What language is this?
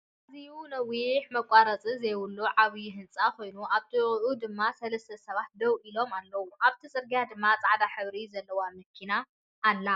Tigrinya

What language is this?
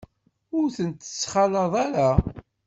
Kabyle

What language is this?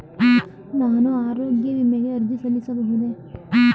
Kannada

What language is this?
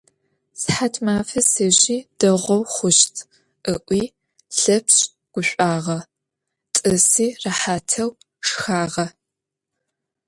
Adyghe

